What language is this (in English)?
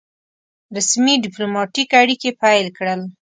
Pashto